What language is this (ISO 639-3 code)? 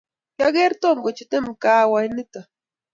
kln